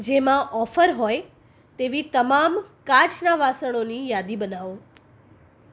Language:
Gujarati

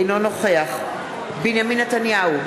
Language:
Hebrew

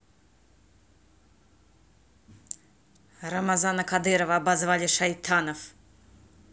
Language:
Russian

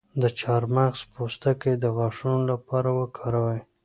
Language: Pashto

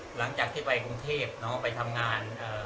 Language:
Thai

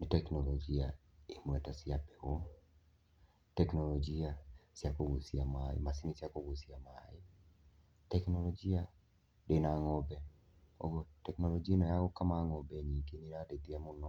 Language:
Kikuyu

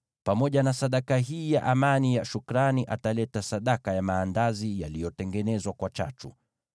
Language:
Swahili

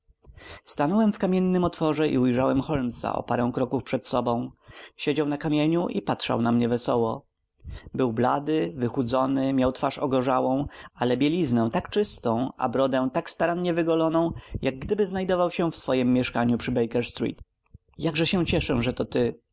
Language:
Polish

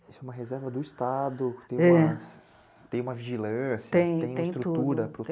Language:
Portuguese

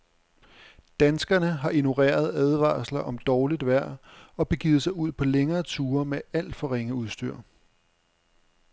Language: Danish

